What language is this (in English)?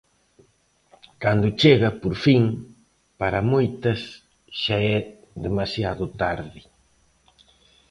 Galician